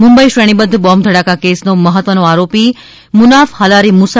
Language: Gujarati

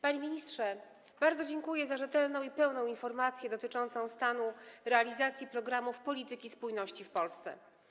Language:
Polish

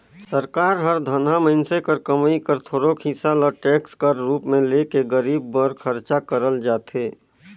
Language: Chhattisgarhi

